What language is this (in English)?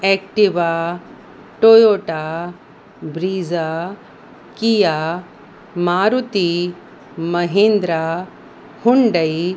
Sindhi